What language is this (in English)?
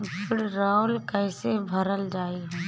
Bhojpuri